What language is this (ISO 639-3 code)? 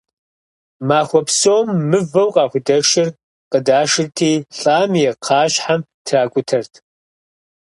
kbd